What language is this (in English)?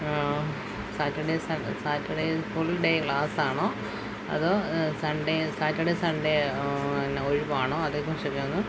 Malayalam